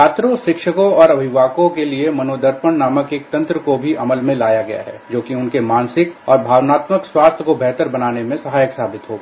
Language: Hindi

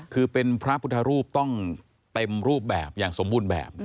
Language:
Thai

